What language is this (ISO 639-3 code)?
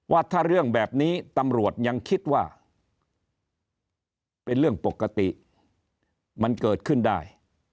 tha